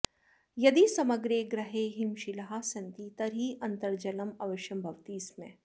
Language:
Sanskrit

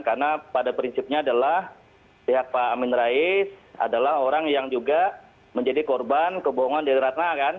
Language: Indonesian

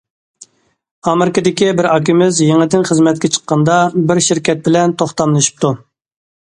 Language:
Uyghur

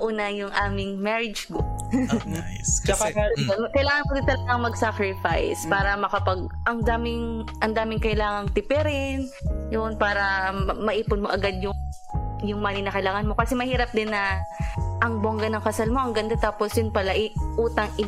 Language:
Filipino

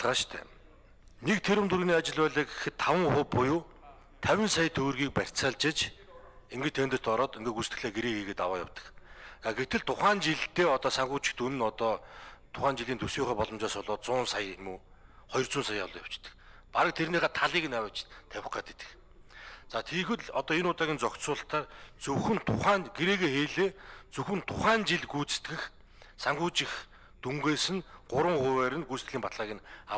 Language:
Turkish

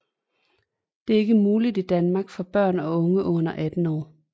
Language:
Danish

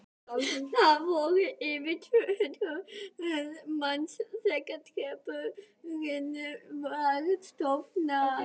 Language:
Icelandic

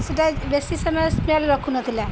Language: Odia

